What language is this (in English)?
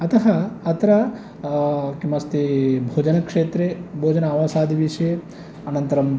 Sanskrit